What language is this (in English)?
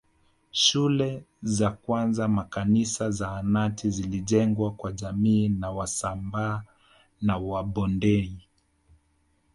Swahili